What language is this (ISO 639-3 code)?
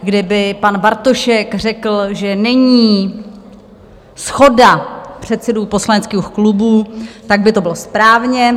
ces